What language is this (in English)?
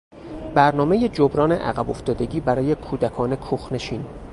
Persian